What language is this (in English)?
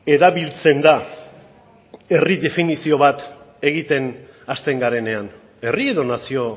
Basque